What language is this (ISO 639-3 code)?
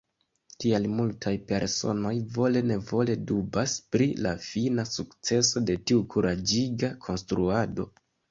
epo